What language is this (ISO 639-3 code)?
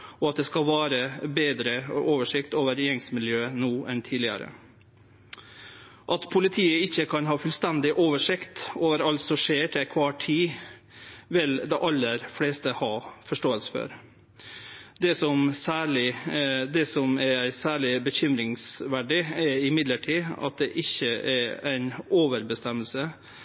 nno